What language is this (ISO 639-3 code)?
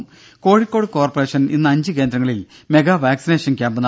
mal